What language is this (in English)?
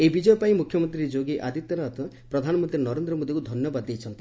Odia